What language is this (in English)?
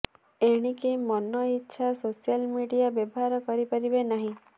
Odia